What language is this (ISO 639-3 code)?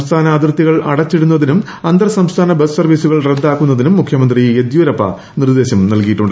mal